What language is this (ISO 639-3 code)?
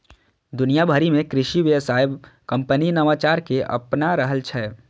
mai